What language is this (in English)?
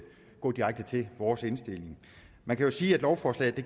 Danish